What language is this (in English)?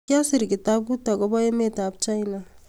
Kalenjin